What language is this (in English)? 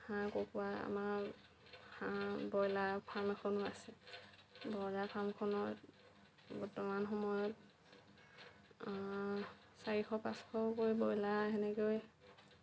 Assamese